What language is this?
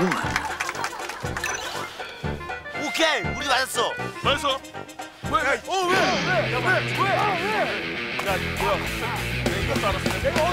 Korean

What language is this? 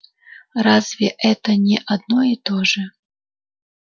Russian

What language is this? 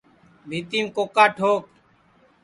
Sansi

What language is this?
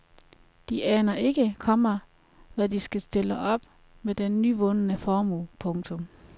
Danish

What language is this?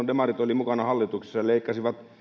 Finnish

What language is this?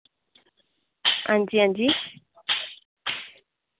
Dogri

